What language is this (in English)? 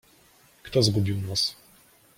Polish